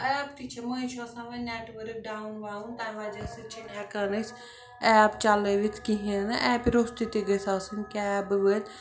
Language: Kashmiri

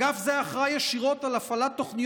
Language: Hebrew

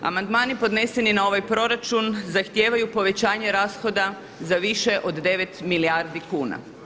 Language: Croatian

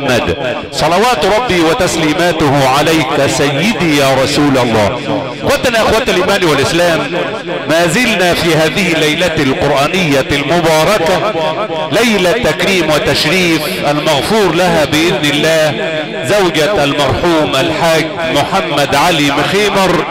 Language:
Arabic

